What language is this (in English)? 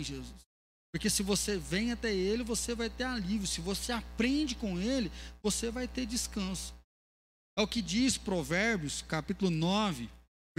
Portuguese